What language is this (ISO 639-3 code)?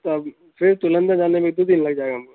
urd